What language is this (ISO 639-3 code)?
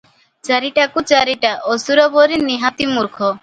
ori